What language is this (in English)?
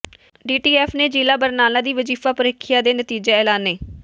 Punjabi